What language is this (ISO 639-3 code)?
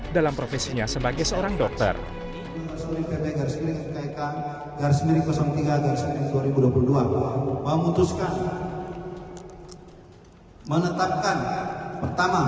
ind